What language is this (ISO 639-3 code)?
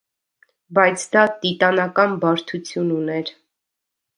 hye